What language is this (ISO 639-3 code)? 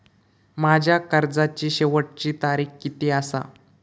mar